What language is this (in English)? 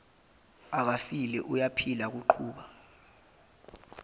Zulu